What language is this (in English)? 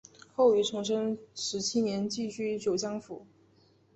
Chinese